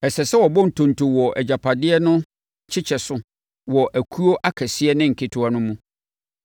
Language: Akan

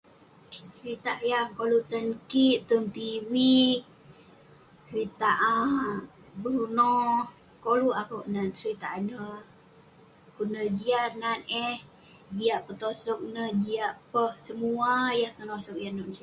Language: Western Penan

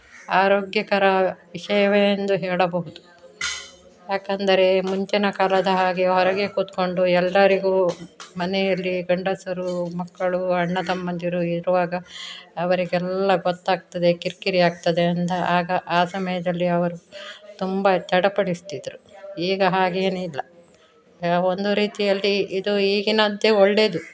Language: Kannada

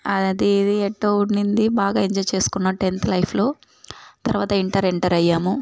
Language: Telugu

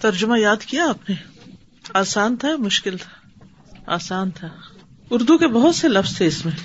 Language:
Urdu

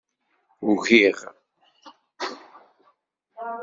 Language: Kabyle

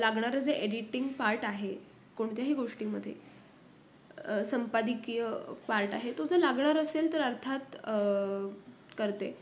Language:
Marathi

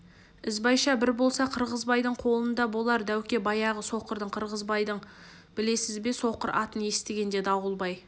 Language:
Kazakh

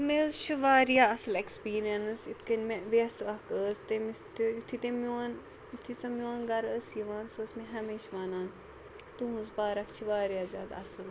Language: Kashmiri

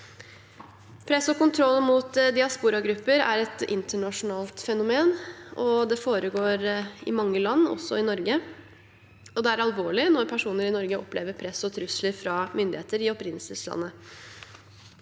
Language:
Norwegian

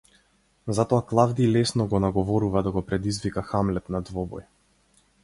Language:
Macedonian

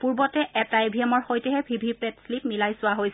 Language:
Assamese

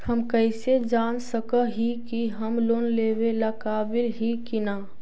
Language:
Magahi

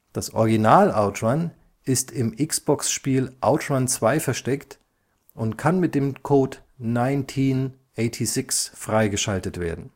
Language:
German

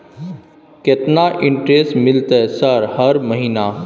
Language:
Maithili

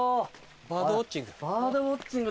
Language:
Japanese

